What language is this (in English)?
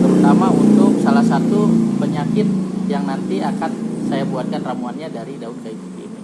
Indonesian